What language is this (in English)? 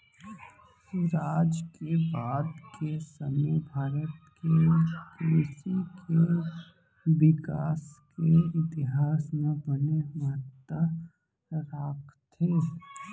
Chhattisgarhi